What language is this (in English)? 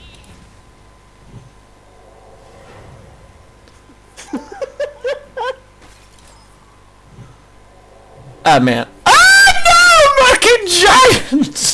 Portuguese